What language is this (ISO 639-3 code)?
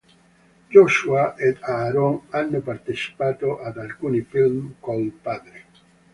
ita